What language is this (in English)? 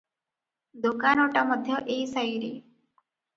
Odia